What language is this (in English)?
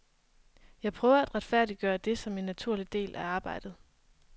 Danish